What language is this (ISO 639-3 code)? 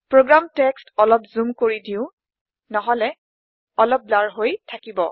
asm